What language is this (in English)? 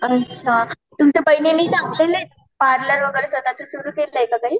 Marathi